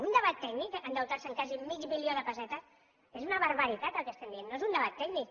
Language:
Catalan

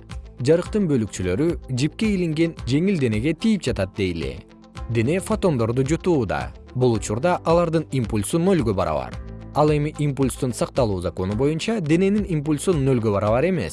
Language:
Kyrgyz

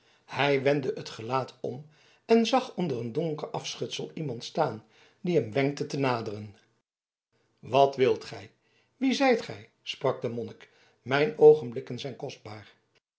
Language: Dutch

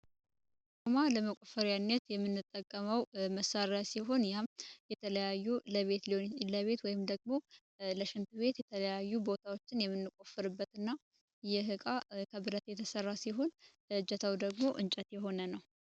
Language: Amharic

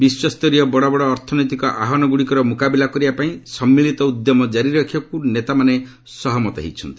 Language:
Odia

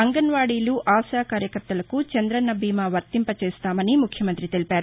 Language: Telugu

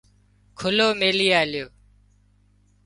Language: Wadiyara Koli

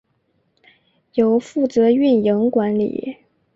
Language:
Chinese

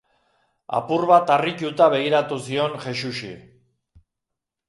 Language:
Basque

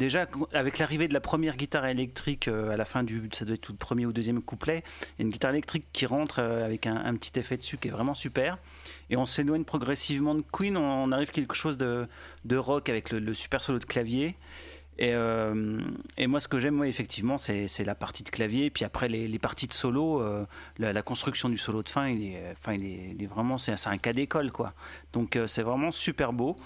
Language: French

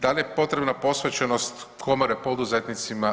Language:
Croatian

